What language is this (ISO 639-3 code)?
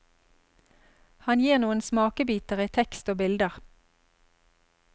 nor